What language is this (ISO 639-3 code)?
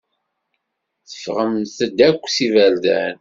kab